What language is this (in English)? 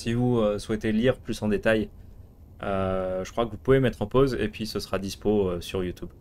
French